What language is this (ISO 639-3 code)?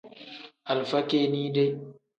kdh